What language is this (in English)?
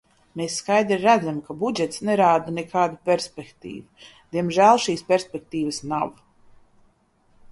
Latvian